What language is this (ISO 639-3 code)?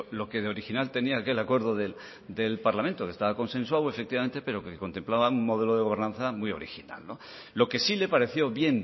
spa